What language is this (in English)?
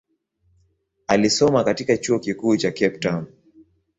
Swahili